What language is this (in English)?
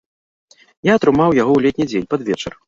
Belarusian